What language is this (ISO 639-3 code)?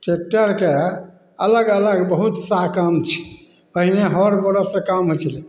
mai